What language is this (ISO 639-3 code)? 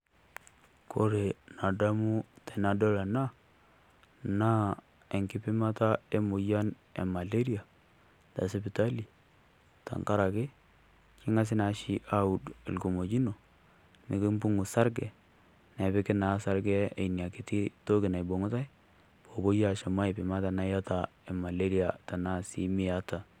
mas